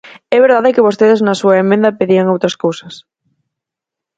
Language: Galician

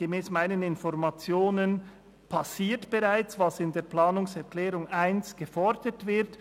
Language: Swiss German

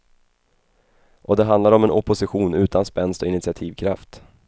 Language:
Swedish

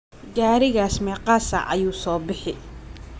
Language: Somali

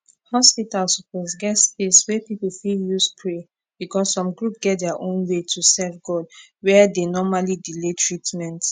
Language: Nigerian Pidgin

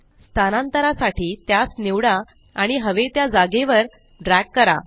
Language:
Marathi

